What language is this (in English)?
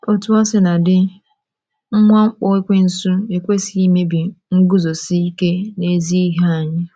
Igbo